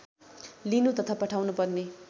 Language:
Nepali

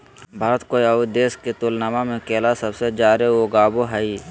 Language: Magahi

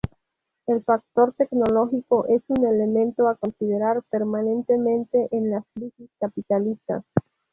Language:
Spanish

